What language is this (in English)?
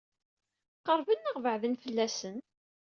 Kabyle